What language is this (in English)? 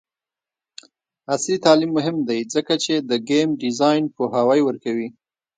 Pashto